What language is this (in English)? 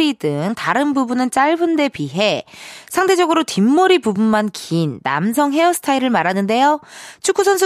Korean